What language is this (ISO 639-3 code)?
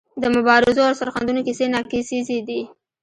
pus